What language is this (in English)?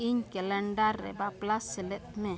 Santali